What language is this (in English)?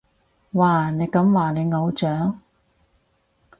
Cantonese